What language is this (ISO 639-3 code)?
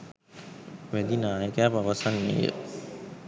sin